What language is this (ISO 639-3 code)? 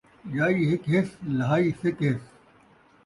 skr